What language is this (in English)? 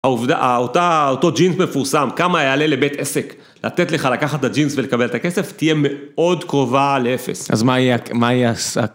Hebrew